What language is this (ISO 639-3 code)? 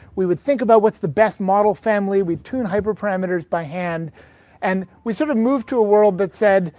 eng